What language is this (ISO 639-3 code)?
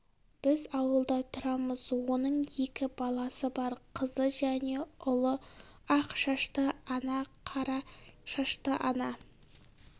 kaz